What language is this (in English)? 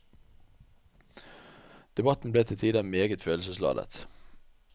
Norwegian